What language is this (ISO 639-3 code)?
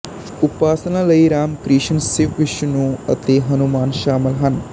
pan